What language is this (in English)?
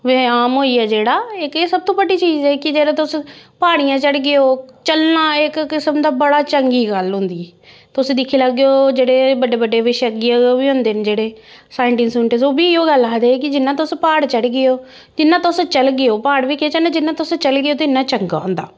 Dogri